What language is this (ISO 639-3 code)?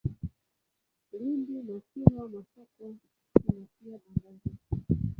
swa